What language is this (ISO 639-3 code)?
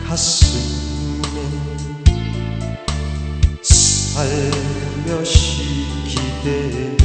tur